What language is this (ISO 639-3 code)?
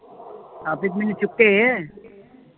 pan